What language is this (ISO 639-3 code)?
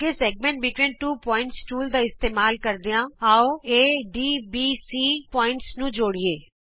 pan